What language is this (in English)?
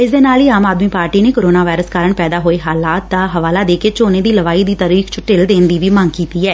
Punjabi